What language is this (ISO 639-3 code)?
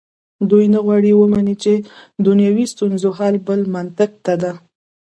pus